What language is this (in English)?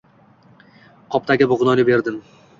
Uzbek